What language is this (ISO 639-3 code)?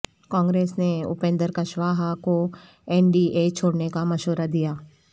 urd